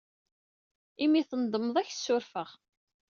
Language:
Kabyle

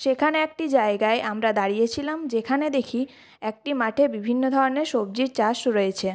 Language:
Bangla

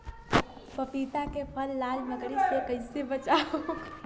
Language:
Bhojpuri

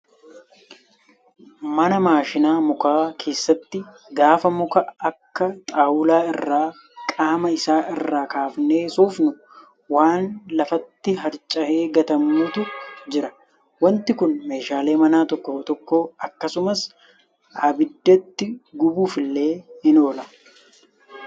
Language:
Oromo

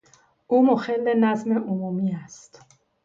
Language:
Persian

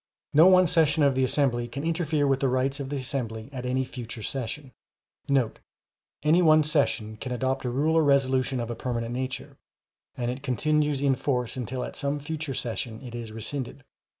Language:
English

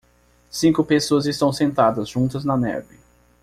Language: Portuguese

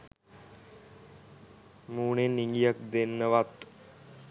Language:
Sinhala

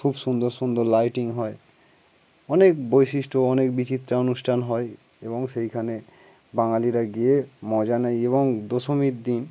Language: Bangla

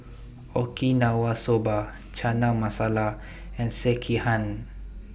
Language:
English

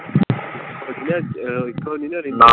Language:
Punjabi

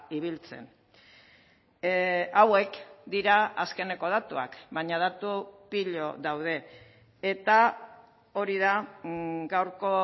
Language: Basque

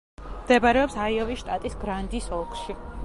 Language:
Georgian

